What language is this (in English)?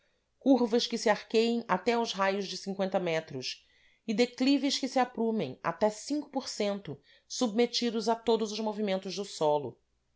Portuguese